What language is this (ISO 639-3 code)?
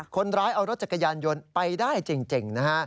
tha